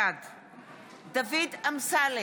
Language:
Hebrew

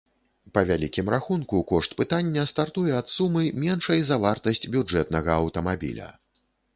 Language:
Belarusian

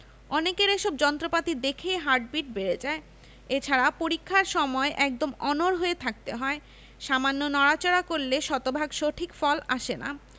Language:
Bangla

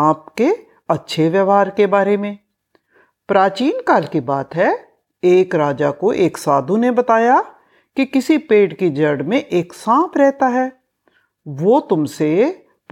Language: Hindi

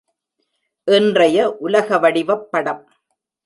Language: Tamil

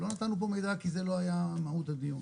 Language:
Hebrew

